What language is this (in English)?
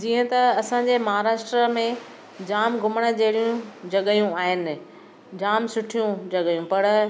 Sindhi